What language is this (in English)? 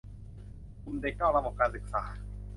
Thai